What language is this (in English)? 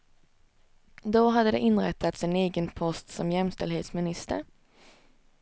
Swedish